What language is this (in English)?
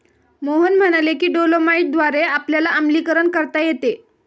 Marathi